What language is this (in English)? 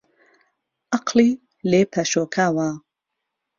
Central Kurdish